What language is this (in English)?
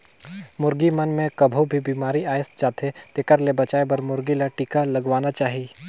Chhattisgarhi